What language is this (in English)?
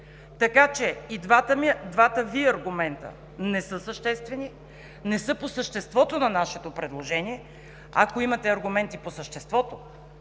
Bulgarian